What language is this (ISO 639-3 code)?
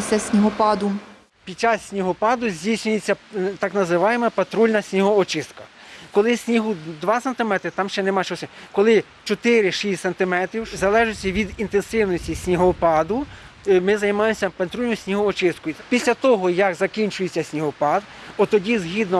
ukr